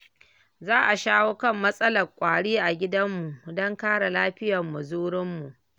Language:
Hausa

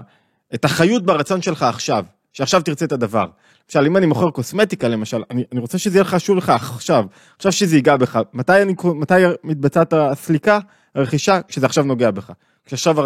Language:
Hebrew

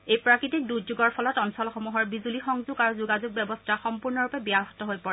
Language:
Assamese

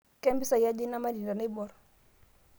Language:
Masai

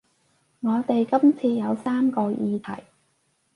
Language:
Cantonese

